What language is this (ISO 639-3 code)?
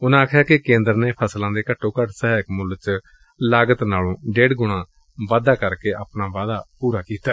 pan